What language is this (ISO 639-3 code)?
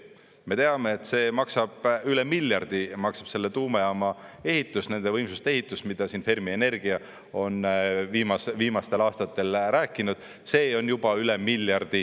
est